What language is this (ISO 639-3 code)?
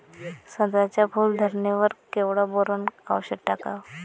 mar